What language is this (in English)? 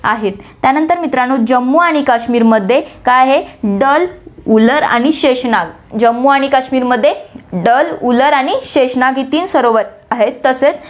Marathi